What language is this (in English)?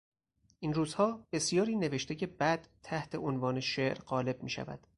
Persian